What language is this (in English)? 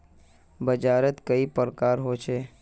Magahi